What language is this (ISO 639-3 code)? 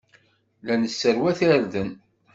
kab